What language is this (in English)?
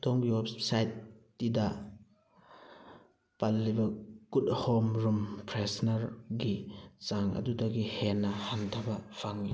Manipuri